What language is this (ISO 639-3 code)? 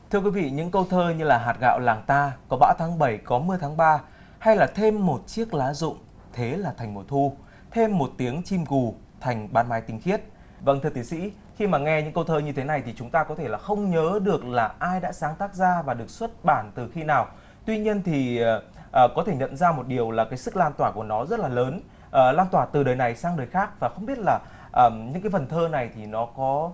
vie